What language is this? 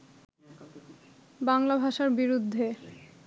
Bangla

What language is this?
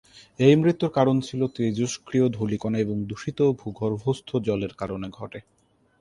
Bangla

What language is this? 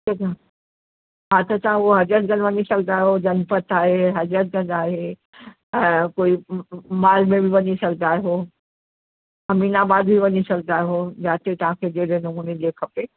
Sindhi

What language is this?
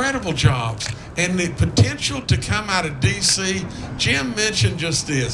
English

